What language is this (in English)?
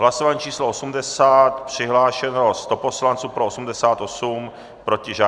Czech